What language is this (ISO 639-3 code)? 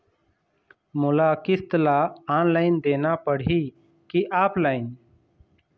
hne